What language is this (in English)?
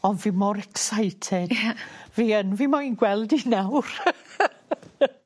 Welsh